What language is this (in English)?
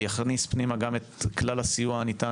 Hebrew